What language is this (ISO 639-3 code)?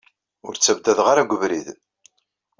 kab